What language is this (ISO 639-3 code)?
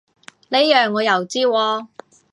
yue